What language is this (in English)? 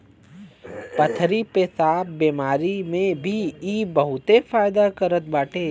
Bhojpuri